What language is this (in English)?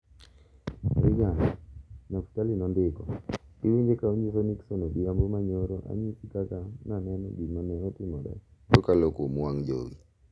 Luo (Kenya and Tanzania)